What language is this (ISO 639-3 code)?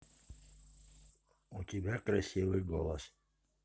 rus